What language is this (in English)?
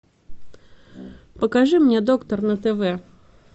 Russian